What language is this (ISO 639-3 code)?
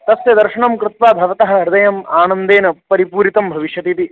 san